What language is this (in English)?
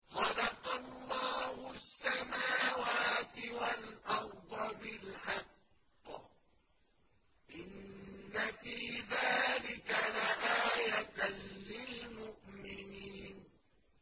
Arabic